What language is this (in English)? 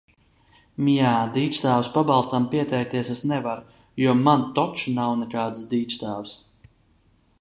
Latvian